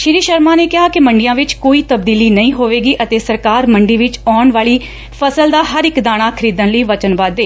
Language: Punjabi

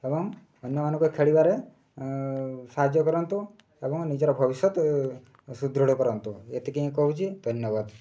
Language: Odia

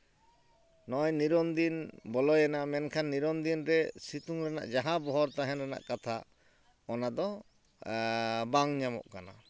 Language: Santali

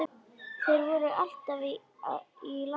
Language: Icelandic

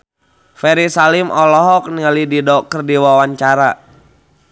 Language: Sundanese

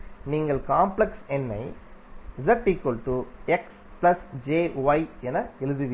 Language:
Tamil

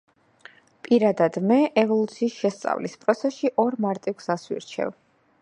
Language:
Georgian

